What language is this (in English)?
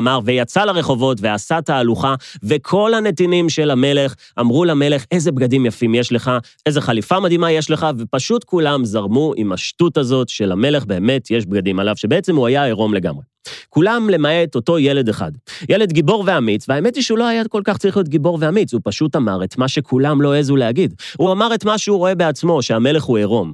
Hebrew